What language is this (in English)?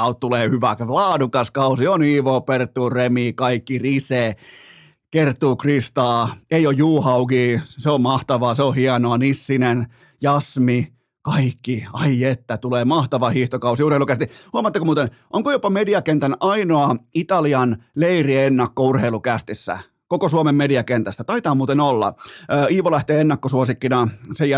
Finnish